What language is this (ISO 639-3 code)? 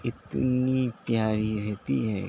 urd